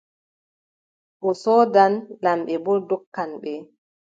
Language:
Adamawa Fulfulde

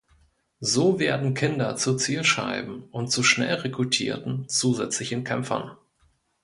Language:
German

